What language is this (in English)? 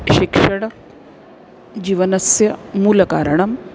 Sanskrit